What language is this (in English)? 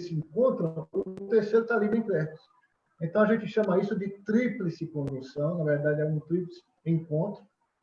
Portuguese